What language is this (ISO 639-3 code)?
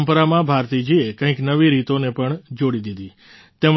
guj